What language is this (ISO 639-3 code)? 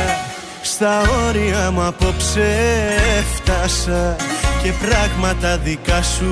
ell